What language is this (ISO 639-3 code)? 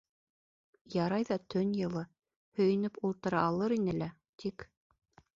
bak